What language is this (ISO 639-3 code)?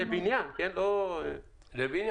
heb